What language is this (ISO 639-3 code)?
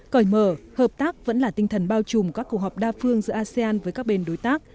vie